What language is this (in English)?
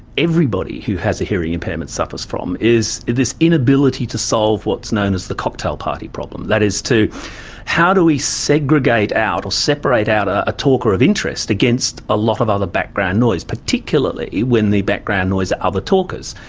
English